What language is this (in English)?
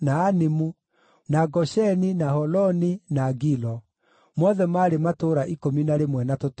Kikuyu